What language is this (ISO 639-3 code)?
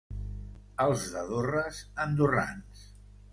cat